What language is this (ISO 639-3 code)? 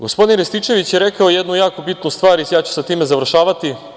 srp